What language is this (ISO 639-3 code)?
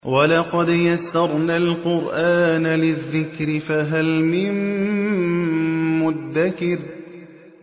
ara